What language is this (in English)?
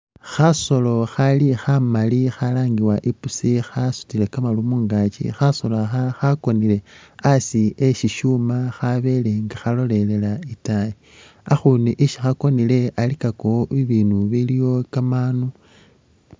Masaaba